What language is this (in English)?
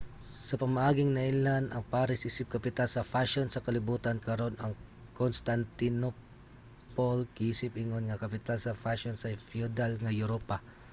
Cebuano